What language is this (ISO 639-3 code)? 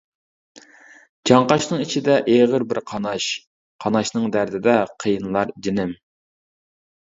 uig